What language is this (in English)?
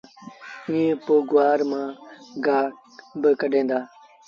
Sindhi Bhil